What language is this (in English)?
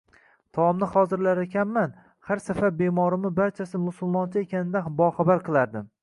Uzbek